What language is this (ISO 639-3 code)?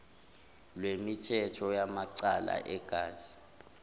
zul